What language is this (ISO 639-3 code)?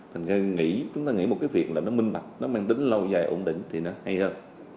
vie